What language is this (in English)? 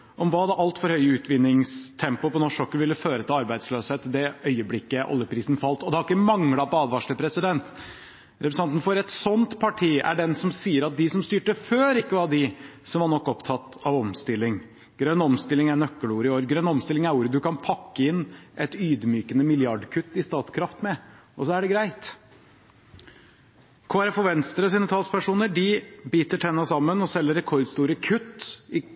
Norwegian Bokmål